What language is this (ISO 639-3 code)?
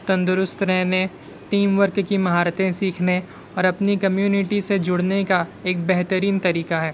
urd